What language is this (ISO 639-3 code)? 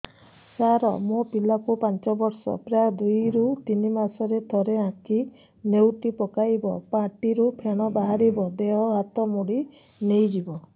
ori